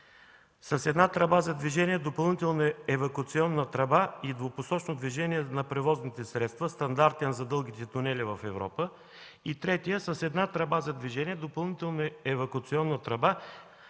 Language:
Bulgarian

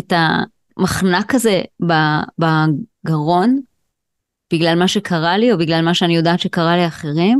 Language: Hebrew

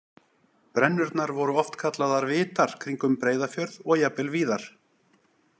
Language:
Icelandic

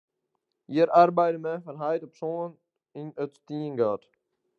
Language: Western Frisian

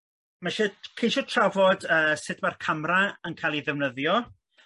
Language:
Welsh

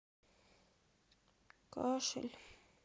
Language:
Russian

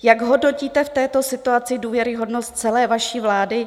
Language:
Czech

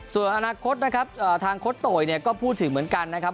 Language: Thai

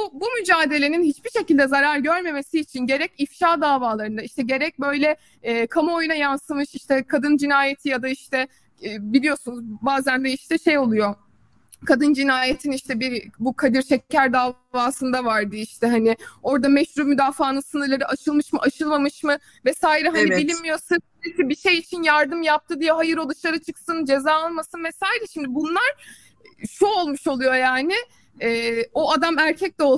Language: Turkish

